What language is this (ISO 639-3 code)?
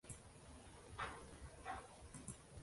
uzb